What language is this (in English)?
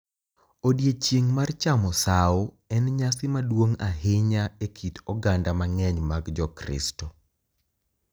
Luo (Kenya and Tanzania)